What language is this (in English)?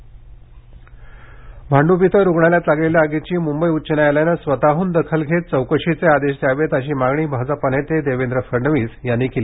Marathi